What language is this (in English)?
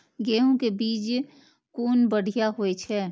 Maithili